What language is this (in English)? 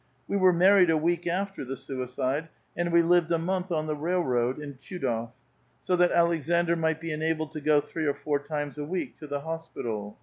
English